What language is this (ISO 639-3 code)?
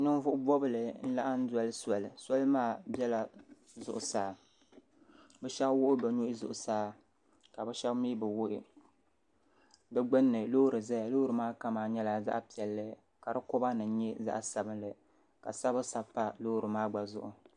dag